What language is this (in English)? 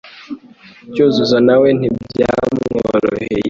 Kinyarwanda